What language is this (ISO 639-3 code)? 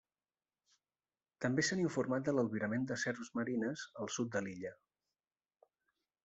cat